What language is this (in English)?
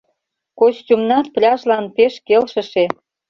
Mari